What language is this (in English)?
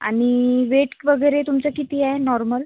Marathi